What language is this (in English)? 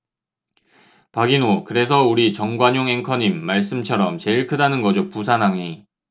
Korean